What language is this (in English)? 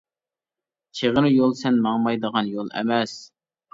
Uyghur